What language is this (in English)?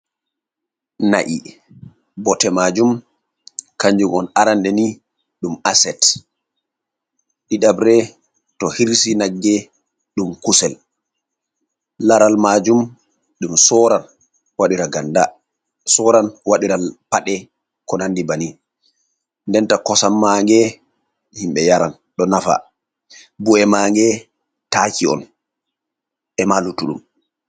Fula